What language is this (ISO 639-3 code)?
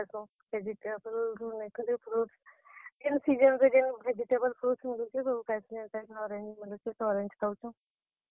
ori